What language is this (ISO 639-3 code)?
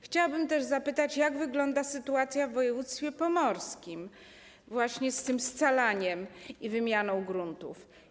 pol